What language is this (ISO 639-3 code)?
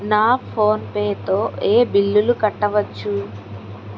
tel